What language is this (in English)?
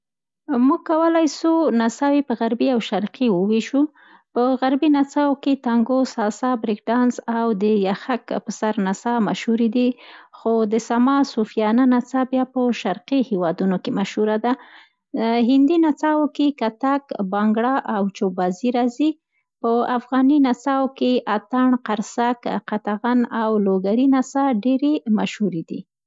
Central Pashto